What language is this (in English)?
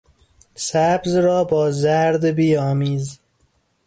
Persian